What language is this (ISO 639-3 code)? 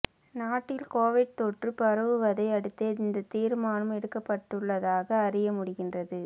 tam